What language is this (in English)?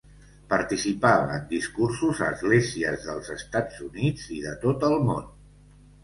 Catalan